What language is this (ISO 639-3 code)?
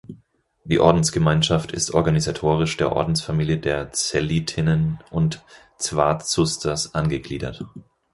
deu